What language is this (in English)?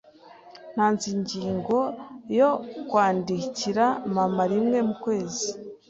Kinyarwanda